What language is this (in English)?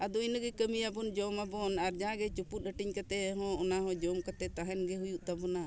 Santali